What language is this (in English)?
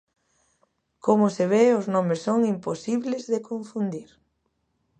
Galician